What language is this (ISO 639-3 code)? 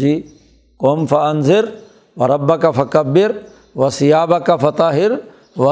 urd